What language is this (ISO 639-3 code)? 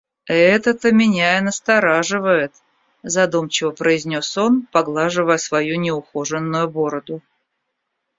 rus